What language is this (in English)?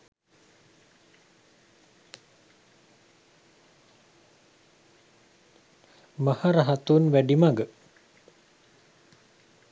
Sinhala